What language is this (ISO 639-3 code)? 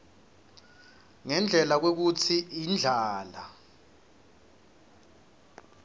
ssw